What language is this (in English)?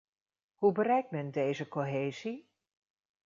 Dutch